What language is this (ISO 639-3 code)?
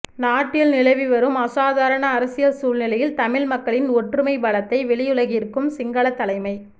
tam